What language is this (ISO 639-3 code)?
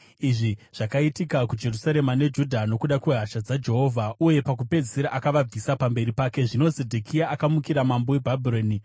sna